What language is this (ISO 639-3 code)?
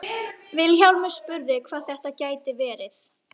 isl